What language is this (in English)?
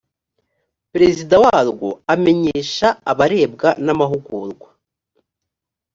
Kinyarwanda